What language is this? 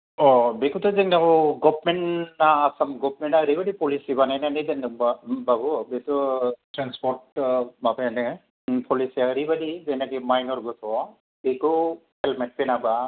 Bodo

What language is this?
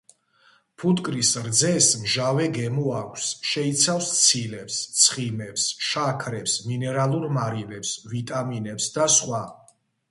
Georgian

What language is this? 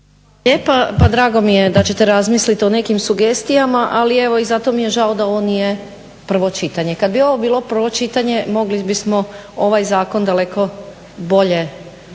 Croatian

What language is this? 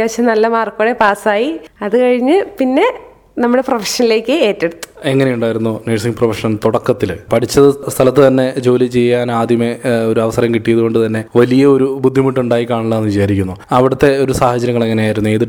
Malayalam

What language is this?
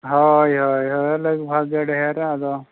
Santali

